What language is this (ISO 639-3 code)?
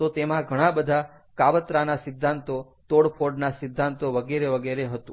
guj